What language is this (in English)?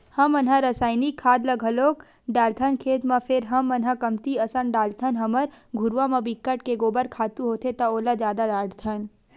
Chhattisgarhi